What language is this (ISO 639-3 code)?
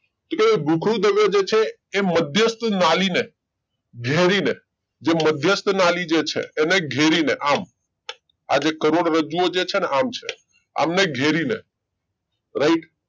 guj